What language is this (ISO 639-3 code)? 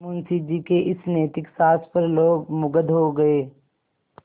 hin